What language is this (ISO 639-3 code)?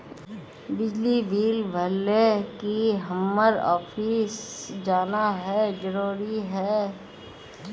mag